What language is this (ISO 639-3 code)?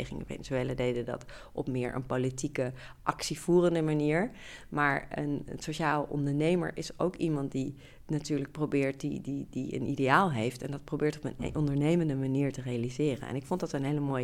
nld